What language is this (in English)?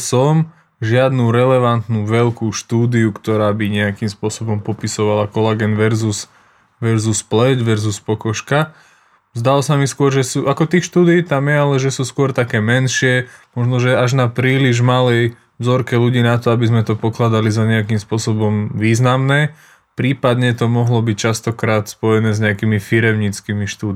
Slovak